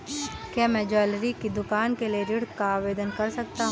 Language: Hindi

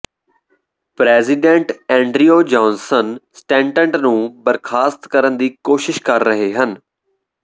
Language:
Punjabi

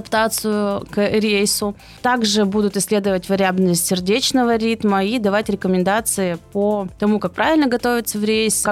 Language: Russian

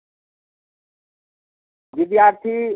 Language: Maithili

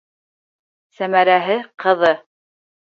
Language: Bashkir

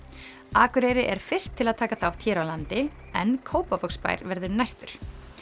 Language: Icelandic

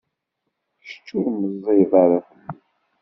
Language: Kabyle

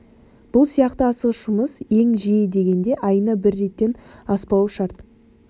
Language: Kazakh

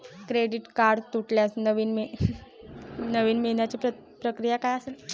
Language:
Marathi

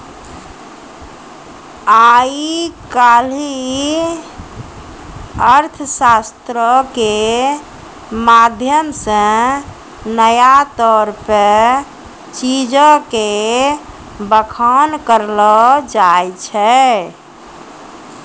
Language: Maithili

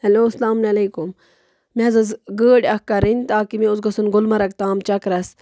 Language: Kashmiri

